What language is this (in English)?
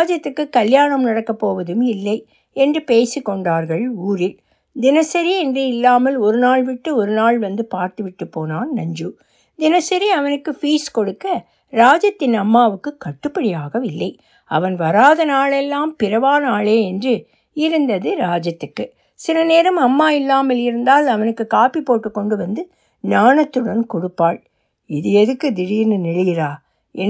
Tamil